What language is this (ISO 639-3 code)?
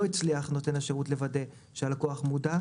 heb